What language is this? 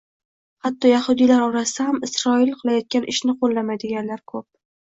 Uzbek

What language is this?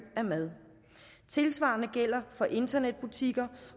Danish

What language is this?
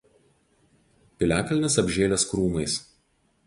Lithuanian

